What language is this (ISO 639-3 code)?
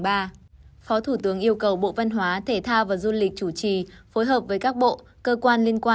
vie